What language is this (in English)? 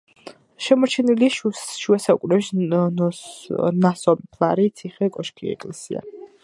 Georgian